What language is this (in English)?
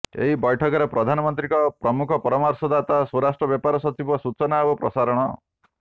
Odia